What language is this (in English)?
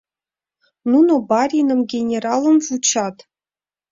Mari